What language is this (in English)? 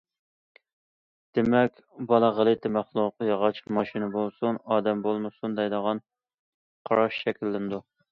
Uyghur